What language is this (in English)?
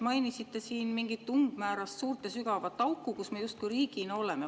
Estonian